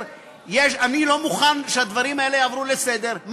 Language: Hebrew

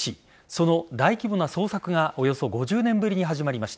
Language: Japanese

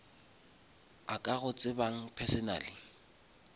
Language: Northern Sotho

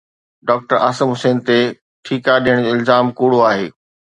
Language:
Sindhi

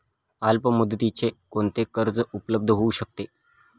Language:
Marathi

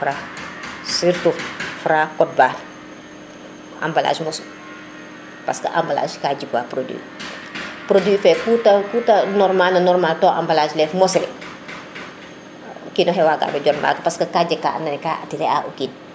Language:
Serer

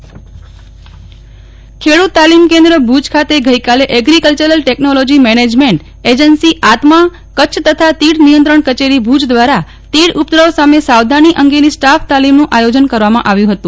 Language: Gujarati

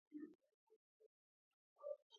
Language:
Georgian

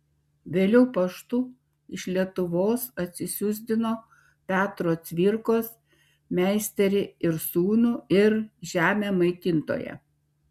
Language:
Lithuanian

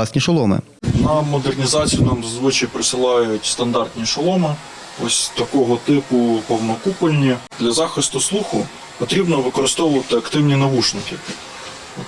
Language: Ukrainian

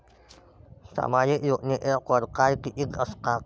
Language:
Marathi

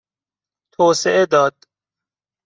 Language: Persian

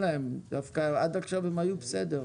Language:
Hebrew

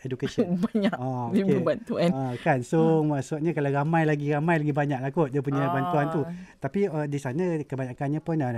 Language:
Malay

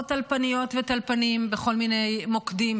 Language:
Hebrew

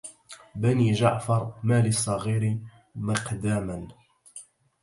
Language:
Arabic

